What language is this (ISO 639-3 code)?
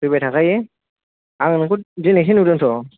brx